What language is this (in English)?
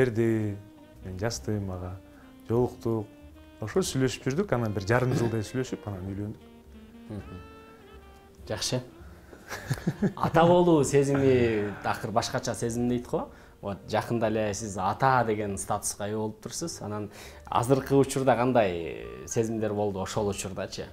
Turkish